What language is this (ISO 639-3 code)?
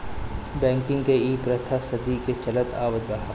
bho